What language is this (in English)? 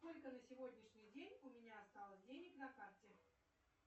Russian